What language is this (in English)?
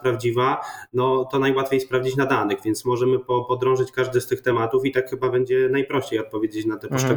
Polish